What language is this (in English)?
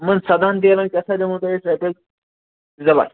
Kashmiri